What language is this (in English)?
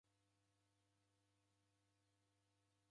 Taita